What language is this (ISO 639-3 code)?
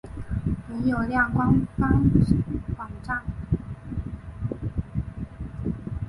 zho